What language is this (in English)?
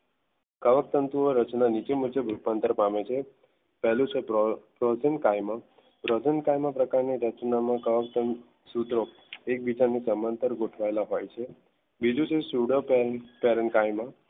Gujarati